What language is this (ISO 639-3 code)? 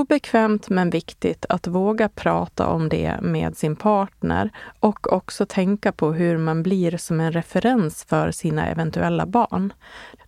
swe